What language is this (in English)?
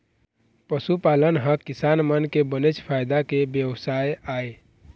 Chhattisgarhi